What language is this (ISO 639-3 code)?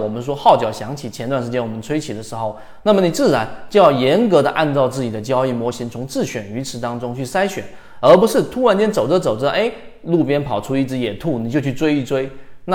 zho